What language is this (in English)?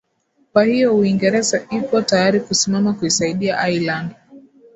Swahili